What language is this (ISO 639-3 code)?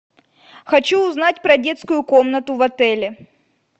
rus